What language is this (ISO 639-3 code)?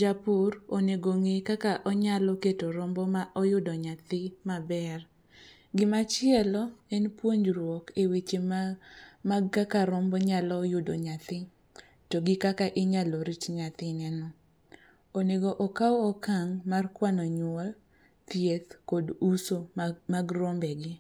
luo